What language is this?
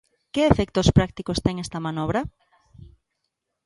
Galician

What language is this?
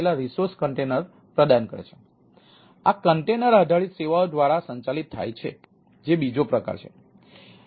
Gujarati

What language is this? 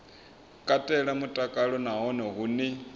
Venda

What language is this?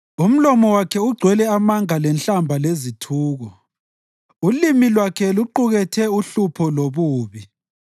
North Ndebele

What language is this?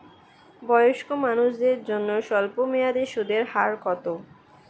Bangla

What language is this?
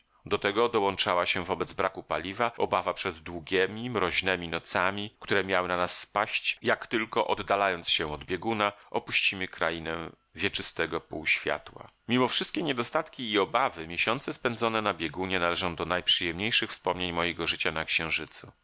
Polish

